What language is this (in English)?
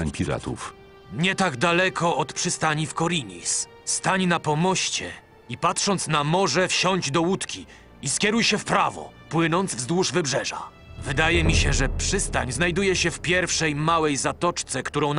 Polish